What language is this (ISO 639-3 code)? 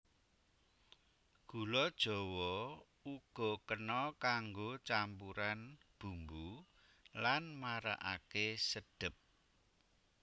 jav